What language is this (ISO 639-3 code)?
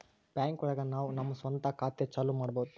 kan